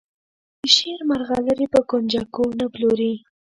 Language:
Pashto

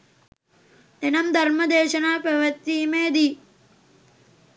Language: Sinhala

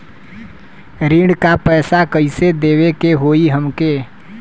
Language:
Bhojpuri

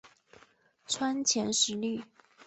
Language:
Chinese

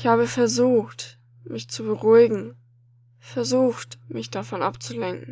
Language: German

